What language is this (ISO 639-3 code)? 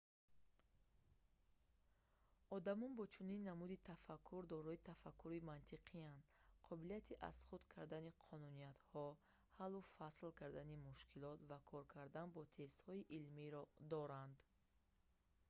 tgk